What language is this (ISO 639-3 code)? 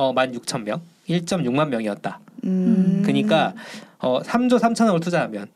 kor